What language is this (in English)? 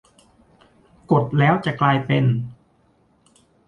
Thai